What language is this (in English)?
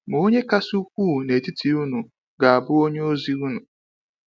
Igbo